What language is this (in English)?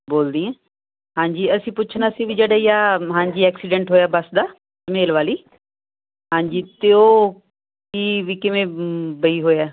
Punjabi